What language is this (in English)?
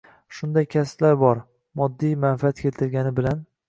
Uzbek